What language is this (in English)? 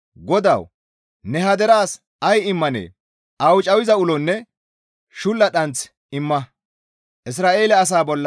Gamo